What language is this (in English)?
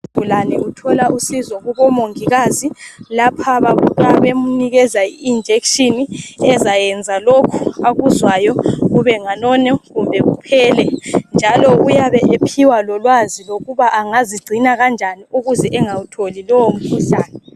North Ndebele